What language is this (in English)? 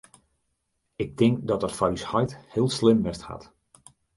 Western Frisian